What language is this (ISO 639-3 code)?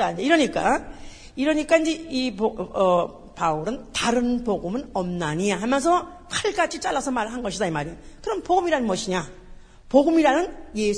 kor